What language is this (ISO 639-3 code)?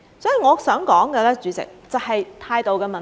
yue